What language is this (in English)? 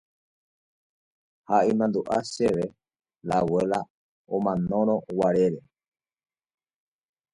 Guarani